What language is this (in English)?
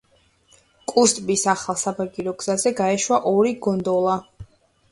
Georgian